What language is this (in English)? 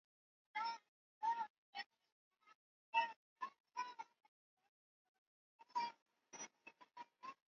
Swahili